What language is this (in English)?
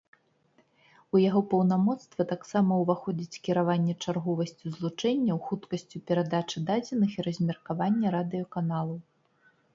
Belarusian